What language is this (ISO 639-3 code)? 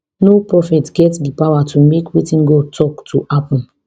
pcm